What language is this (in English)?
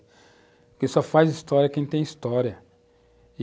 Portuguese